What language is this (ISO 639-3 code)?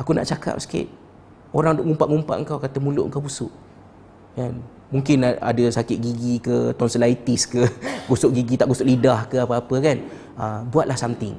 msa